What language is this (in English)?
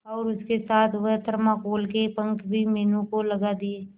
Hindi